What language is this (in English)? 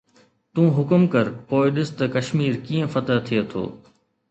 Sindhi